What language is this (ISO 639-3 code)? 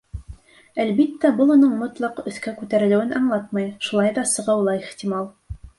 bak